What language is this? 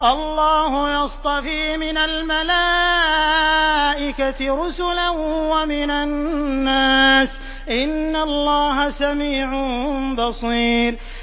Arabic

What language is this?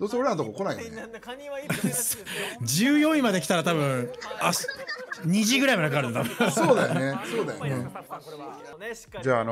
Japanese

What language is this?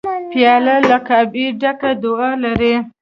Pashto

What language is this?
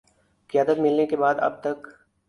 Urdu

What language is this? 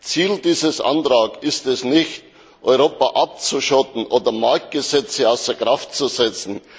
German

